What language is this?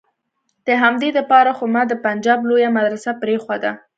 Pashto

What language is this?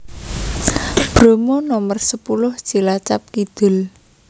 Javanese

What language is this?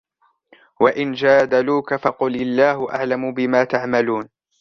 Arabic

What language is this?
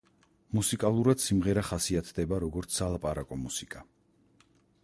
Georgian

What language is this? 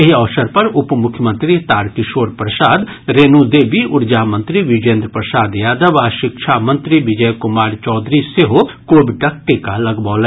Maithili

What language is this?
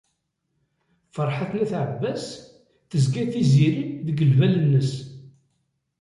Kabyle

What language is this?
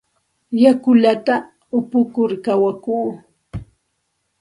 Santa Ana de Tusi Pasco Quechua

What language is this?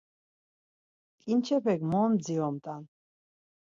Laz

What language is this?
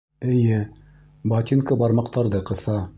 Bashkir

